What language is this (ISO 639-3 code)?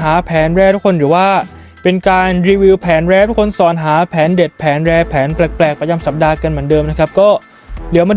tha